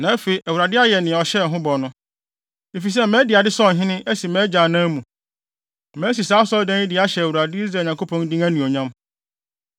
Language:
Akan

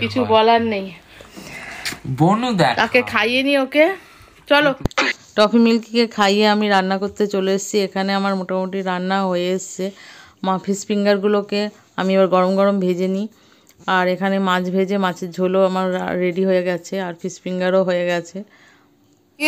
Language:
English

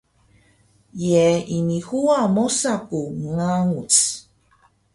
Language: Taroko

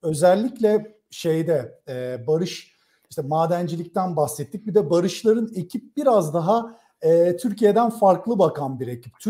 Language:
Turkish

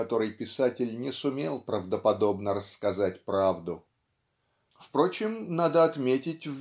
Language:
Russian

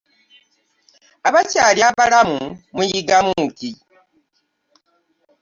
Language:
Ganda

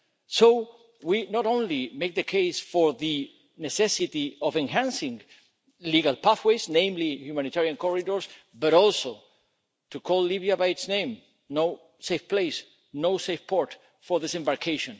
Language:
English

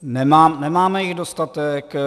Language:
Czech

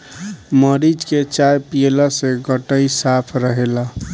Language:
Bhojpuri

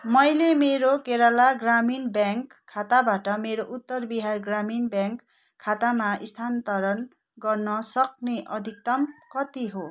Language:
Nepali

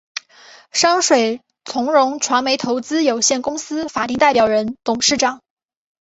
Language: Chinese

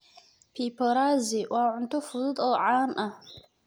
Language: Somali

